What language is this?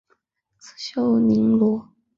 Chinese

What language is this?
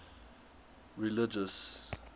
English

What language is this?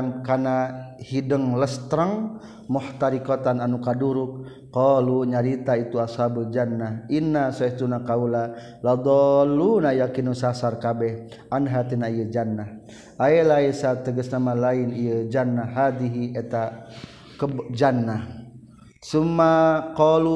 Malay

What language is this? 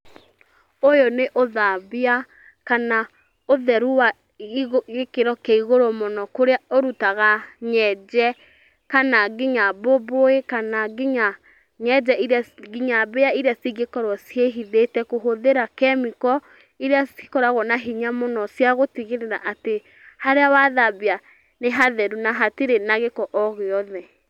Kikuyu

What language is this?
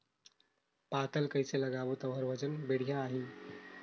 Chhattisgarhi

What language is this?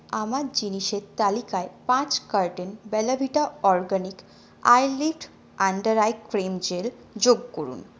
Bangla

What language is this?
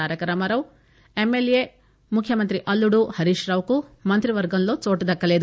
Telugu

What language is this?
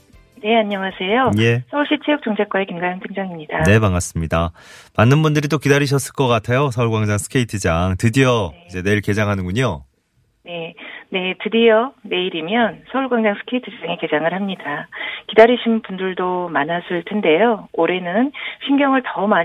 Korean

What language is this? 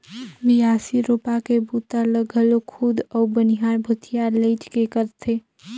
Chhattisgarhi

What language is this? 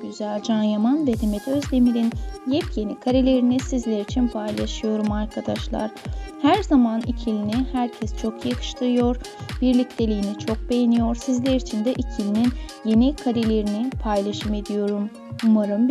Turkish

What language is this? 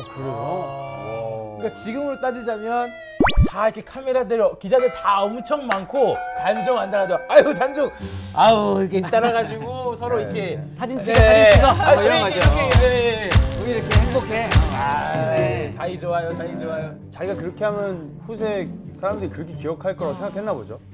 Korean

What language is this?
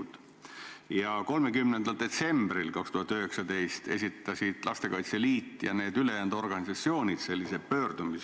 Estonian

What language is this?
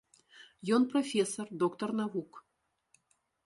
Belarusian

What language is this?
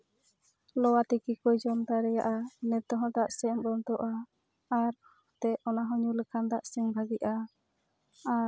Santali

